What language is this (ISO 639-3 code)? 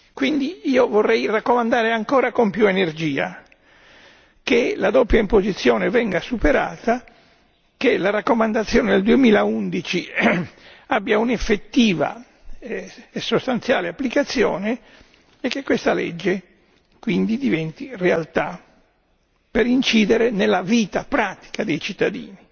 ita